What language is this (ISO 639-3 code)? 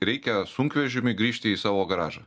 lit